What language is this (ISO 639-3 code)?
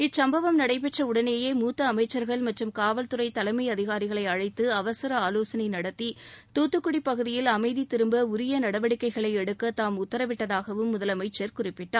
tam